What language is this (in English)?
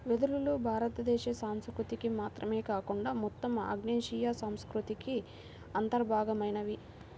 Telugu